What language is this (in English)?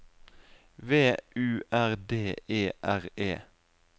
Norwegian